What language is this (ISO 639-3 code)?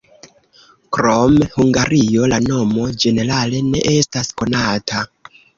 epo